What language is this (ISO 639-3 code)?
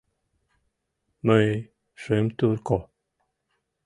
chm